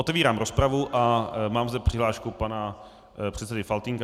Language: Czech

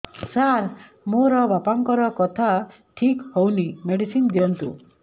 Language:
Odia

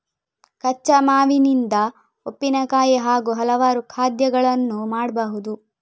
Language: Kannada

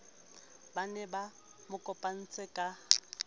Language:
Southern Sotho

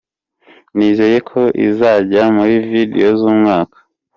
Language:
Kinyarwanda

